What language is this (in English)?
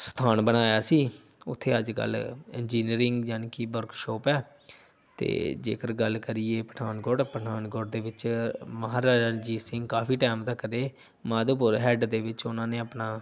Punjabi